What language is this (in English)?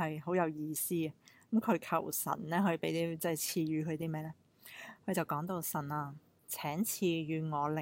Chinese